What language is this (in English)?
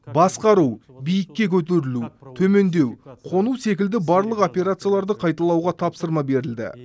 Kazakh